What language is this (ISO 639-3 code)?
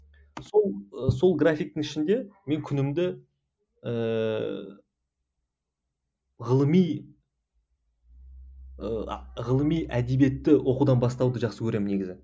kaz